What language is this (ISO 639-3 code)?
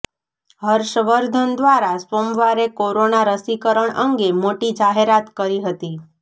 guj